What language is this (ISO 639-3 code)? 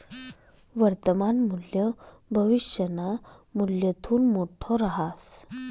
mar